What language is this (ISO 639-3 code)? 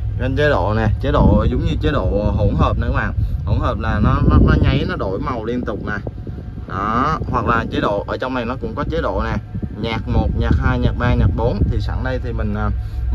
vie